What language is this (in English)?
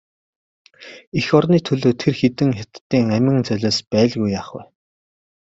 Mongolian